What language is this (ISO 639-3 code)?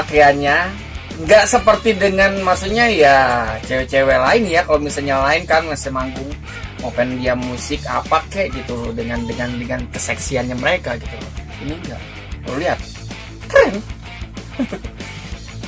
ind